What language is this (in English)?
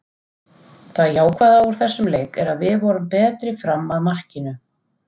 Icelandic